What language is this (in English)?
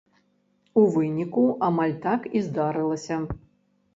Belarusian